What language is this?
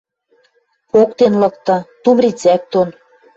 Western Mari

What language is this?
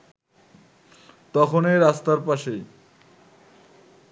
Bangla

